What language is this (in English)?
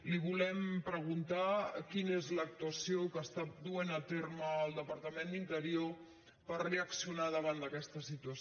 Catalan